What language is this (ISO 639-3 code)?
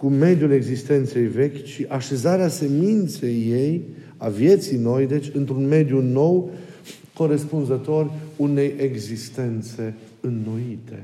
ron